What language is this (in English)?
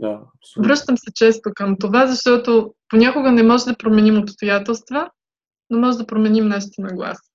Bulgarian